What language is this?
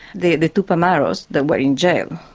English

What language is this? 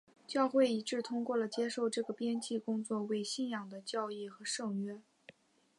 Chinese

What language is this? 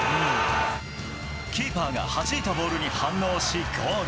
Japanese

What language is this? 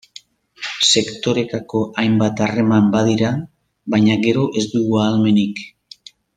Basque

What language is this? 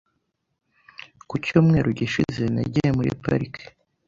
Kinyarwanda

